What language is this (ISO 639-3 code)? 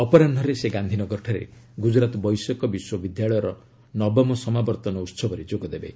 ori